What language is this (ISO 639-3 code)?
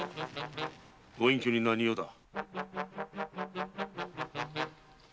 jpn